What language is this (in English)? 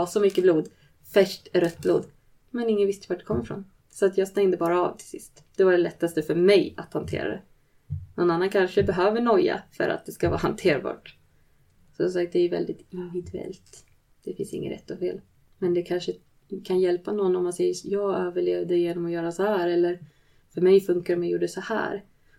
Swedish